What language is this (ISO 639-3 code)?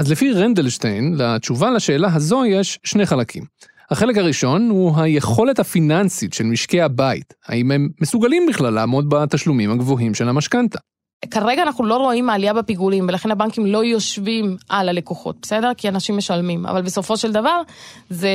heb